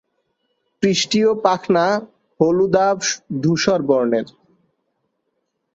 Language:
Bangla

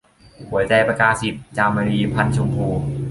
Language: Thai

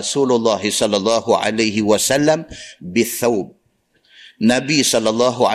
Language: Malay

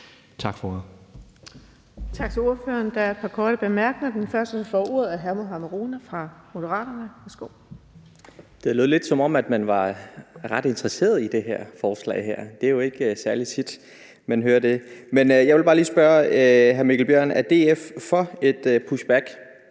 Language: Danish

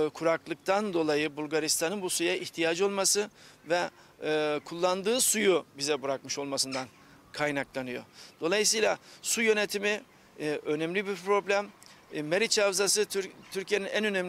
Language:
Turkish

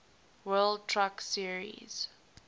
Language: English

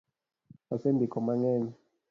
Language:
Luo (Kenya and Tanzania)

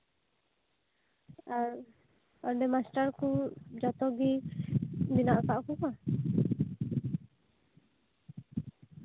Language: Santali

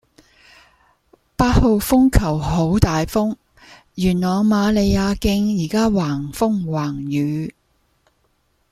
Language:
Cantonese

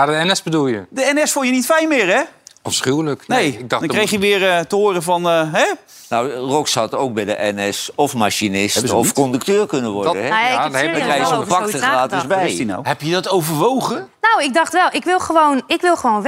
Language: Dutch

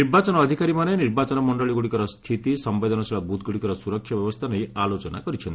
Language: Odia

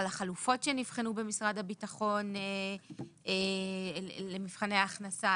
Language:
Hebrew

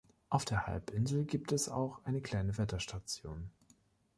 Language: German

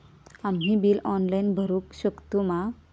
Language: Marathi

